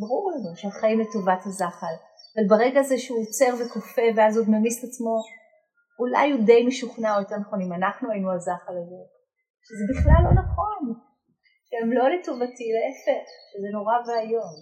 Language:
Hebrew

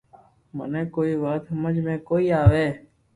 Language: Loarki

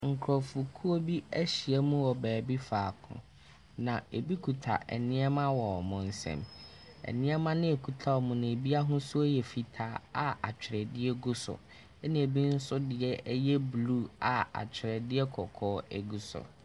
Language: Akan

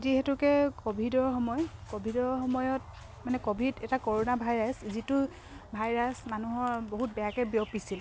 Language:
Assamese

